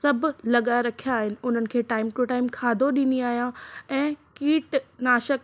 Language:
Sindhi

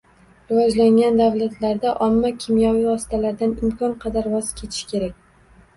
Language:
Uzbek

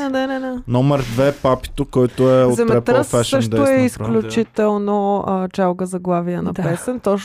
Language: Bulgarian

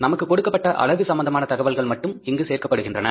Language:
Tamil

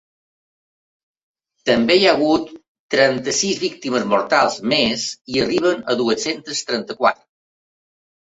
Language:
Catalan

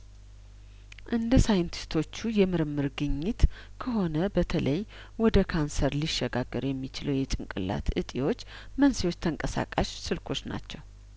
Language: Amharic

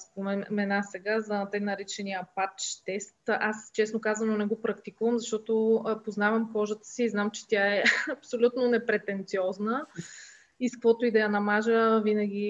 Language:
Bulgarian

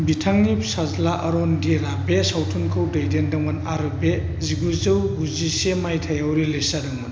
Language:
Bodo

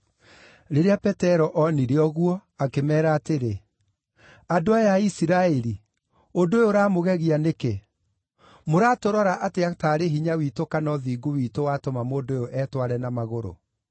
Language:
Kikuyu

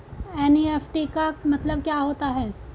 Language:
Hindi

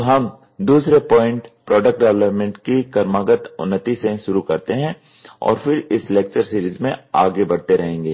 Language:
Hindi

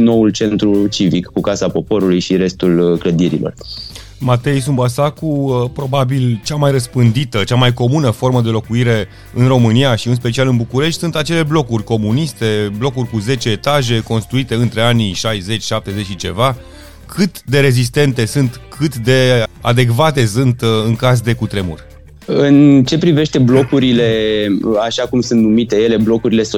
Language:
Romanian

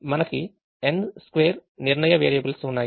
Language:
Telugu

